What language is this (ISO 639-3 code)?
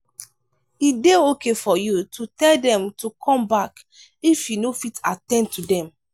pcm